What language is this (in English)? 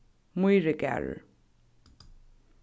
Faroese